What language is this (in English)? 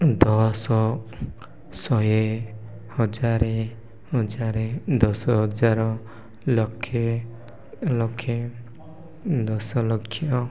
Odia